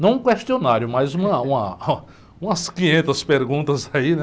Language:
Portuguese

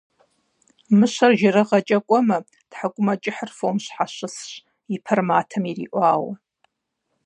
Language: Kabardian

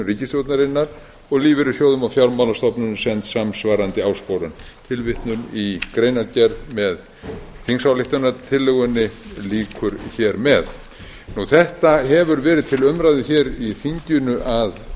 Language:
Icelandic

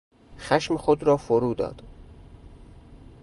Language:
Persian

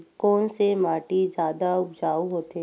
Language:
Chhattisgarhi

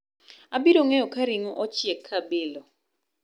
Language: Luo (Kenya and Tanzania)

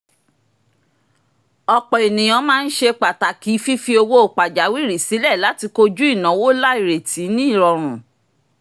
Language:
Yoruba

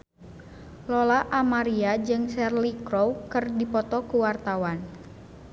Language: Sundanese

